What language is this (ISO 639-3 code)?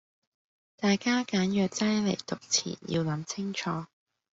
yue